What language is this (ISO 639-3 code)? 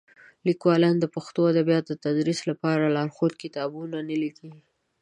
pus